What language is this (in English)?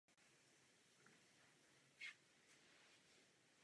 Czech